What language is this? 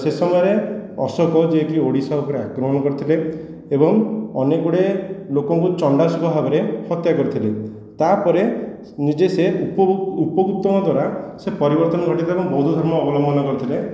Odia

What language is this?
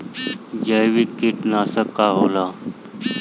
Bhojpuri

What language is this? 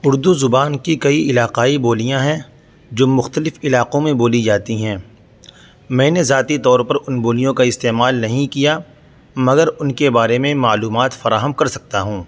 Urdu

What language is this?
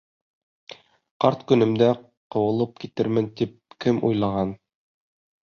Bashkir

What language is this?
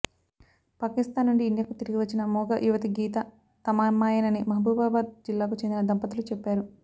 Telugu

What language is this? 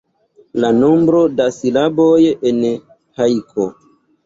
Esperanto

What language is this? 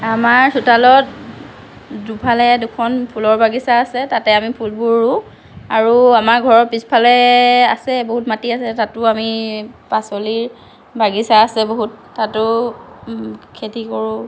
Assamese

